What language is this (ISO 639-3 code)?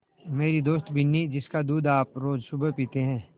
hin